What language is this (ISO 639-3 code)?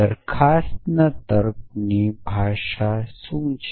guj